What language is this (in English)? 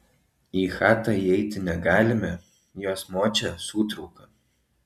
Lithuanian